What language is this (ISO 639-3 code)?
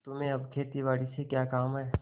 hin